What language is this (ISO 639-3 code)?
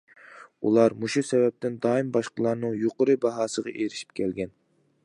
uig